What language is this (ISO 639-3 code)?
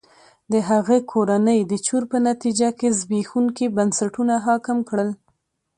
pus